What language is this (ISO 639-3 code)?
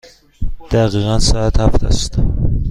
fas